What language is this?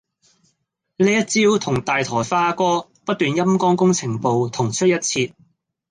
Cantonese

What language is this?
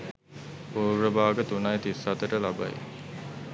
Sinhala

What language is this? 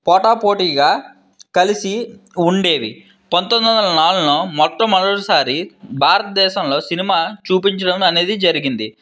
Telugu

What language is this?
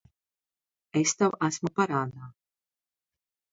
Latvian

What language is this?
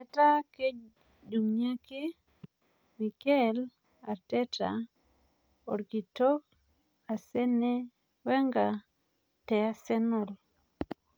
Masai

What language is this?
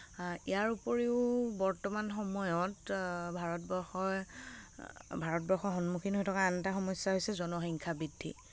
Assamese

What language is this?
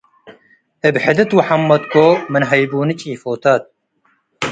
Tigre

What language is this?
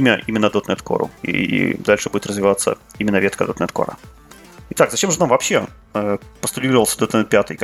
Russian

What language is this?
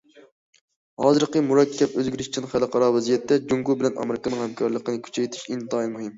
Uyghur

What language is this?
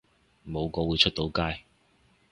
Cantonese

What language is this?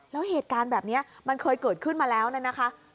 Thai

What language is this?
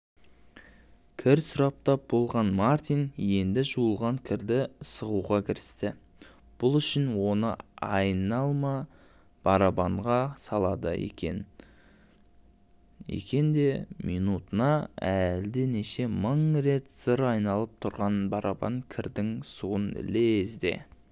Kazakh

